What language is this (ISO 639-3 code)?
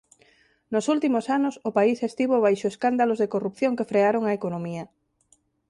glg